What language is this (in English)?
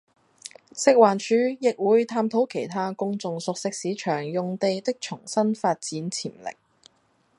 Cantonese